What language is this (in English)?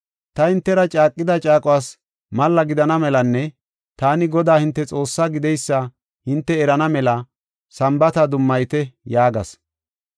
Gofa